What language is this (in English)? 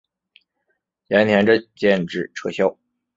Chinese